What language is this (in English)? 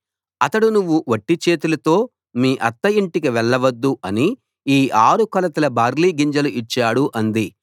Telugu